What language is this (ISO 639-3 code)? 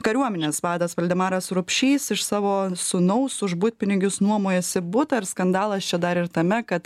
lit